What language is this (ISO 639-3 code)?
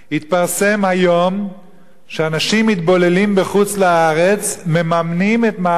heb